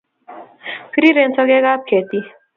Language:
Kalenjin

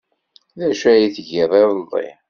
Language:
Kabyle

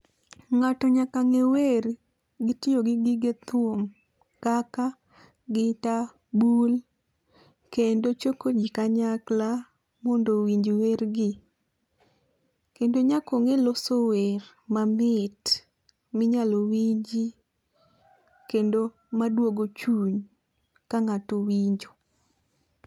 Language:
Luo (Kenya and Tanzania)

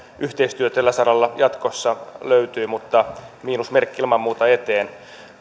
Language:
Finnish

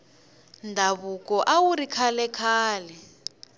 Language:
Tsonga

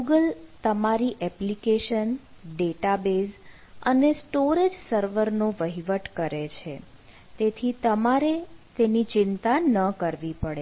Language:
Gujarati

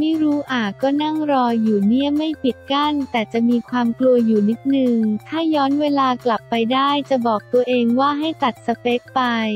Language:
Thai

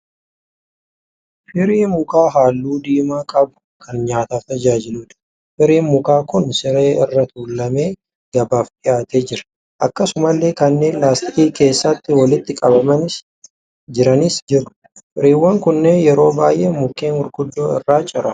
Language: Oromo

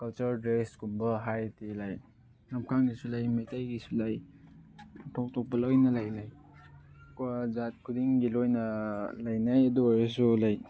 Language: Manipuri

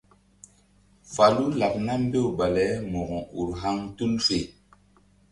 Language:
Mbum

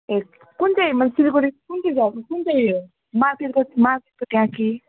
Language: Nepali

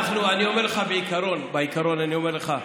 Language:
Hebrew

